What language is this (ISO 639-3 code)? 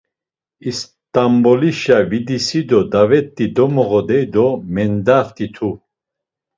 lzz